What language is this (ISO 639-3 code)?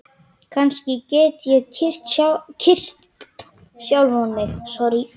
isl